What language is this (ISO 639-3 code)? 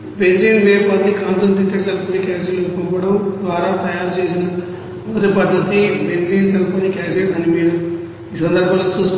tel